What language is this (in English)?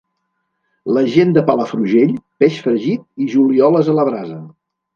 Catalan